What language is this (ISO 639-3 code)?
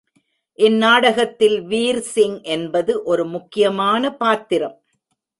tam